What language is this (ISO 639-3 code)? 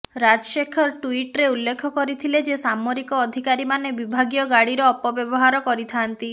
ori